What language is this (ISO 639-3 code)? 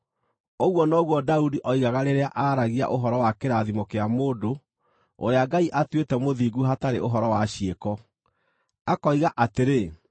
kik